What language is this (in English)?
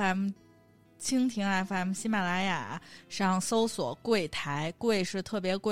Chinese